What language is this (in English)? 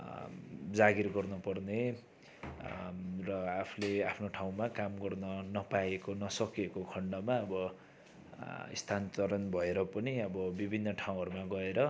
Nepali